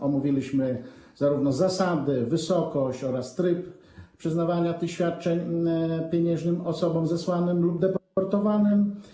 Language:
Polish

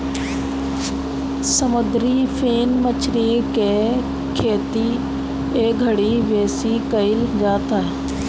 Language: Bhojpuri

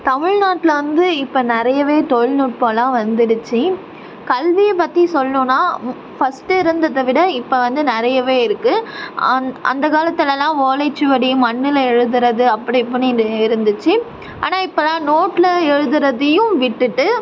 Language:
Tamil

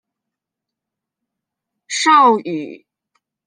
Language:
Chinese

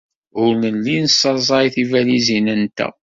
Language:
Kabyle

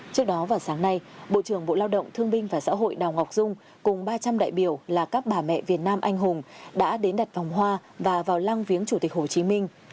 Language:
Vietnamese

